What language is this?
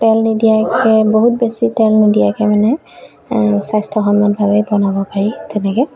Assamese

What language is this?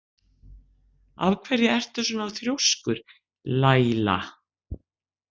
Icelandic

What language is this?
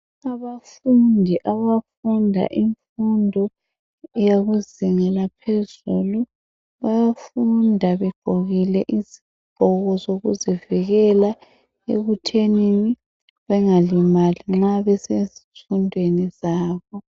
North Ndebele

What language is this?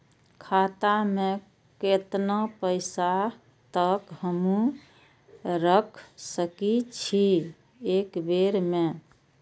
Maithili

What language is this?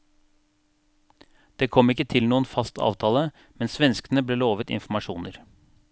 Norwegian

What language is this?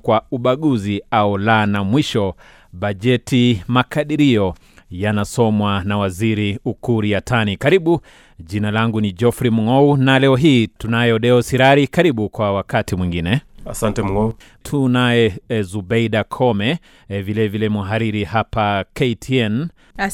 Swahili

